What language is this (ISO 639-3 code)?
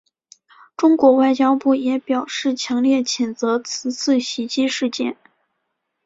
zho